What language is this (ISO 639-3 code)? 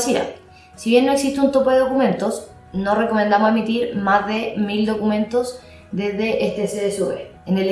spa